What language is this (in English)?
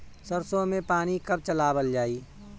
Bhojpuri